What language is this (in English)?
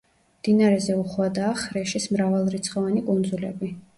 Georgian